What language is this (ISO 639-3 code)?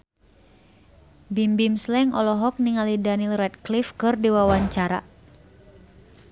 sun